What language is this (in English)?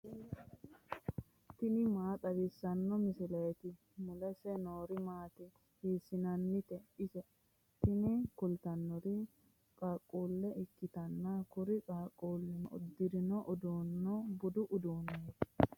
Sidamo